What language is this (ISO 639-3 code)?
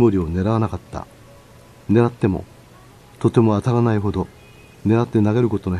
jpn